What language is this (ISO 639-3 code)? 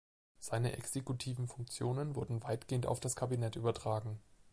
deu